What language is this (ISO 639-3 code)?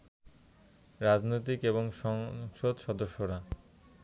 ben